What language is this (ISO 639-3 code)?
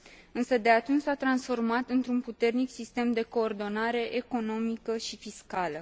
ron